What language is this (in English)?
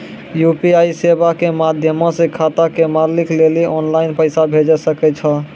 Maithili